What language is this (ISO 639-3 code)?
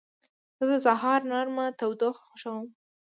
pus